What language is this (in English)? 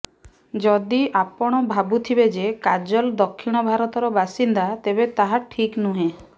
Odia